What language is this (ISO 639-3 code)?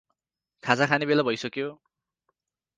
nep